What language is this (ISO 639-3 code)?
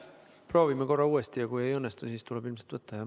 est